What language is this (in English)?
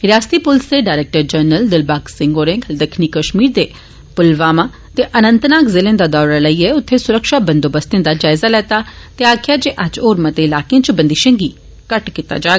Dogri